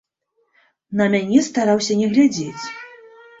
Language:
Belarusian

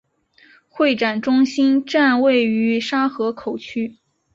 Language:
Chinese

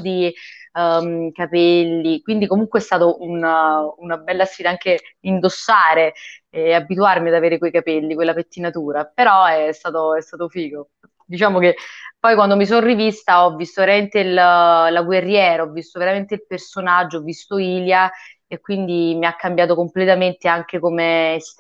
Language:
Italian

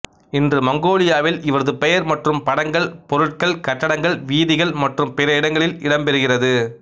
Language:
Tamil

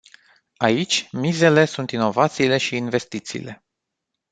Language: Romanian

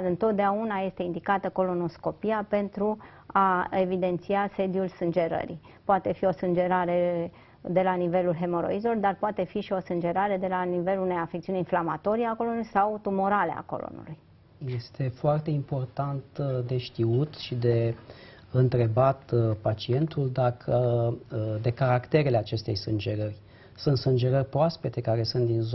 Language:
Romanian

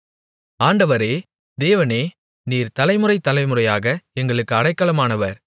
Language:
Tamil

